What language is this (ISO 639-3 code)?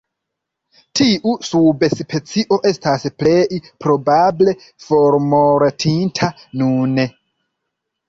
epo